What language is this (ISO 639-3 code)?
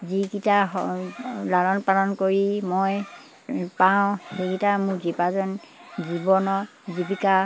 asm